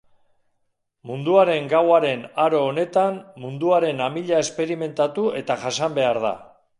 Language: Basque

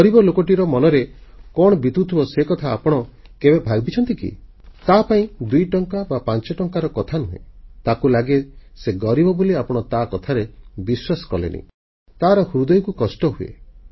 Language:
Odia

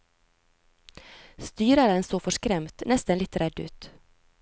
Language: Norwegian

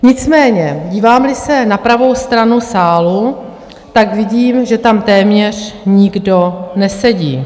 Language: Czech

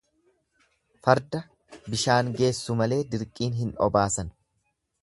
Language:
Oromo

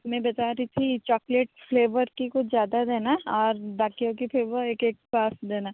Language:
Hindi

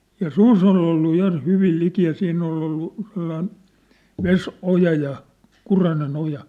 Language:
Finnish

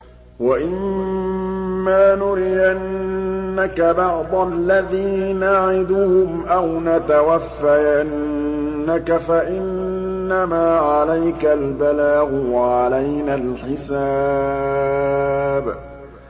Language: Arabic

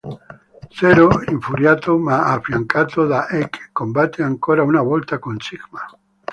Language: Italian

